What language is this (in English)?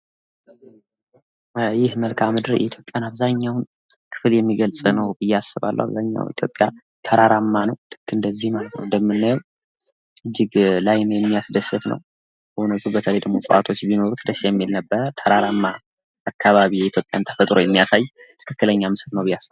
Amharic